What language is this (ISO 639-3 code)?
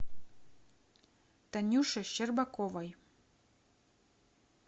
rus